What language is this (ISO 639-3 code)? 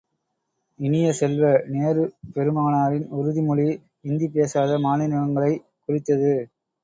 tam